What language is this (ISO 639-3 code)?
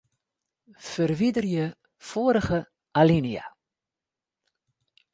fry